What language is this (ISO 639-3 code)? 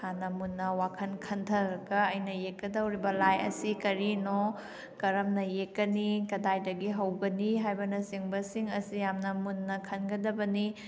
mni